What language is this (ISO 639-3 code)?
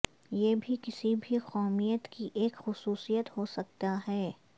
urd